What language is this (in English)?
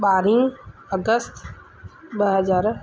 Sindhi